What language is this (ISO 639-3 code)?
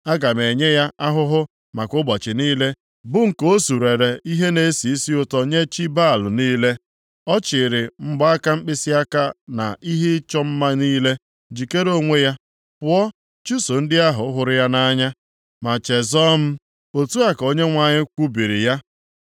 ibo